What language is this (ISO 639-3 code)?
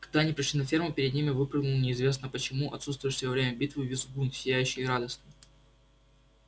rus